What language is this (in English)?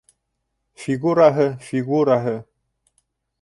Bashkir